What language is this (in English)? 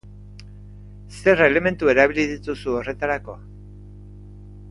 Basque